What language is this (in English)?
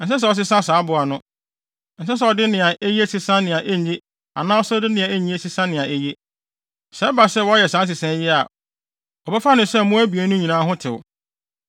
Akan